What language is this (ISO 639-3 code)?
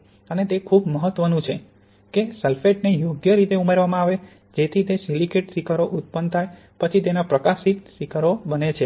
guj